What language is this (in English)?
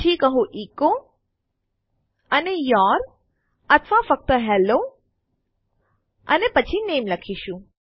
Gujarati